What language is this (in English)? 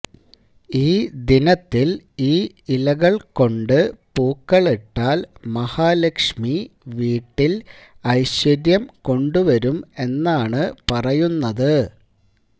Malayalam